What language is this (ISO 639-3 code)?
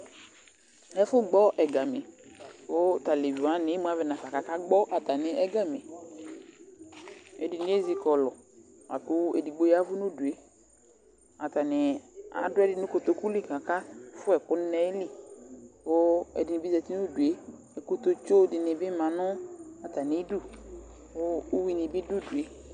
kpo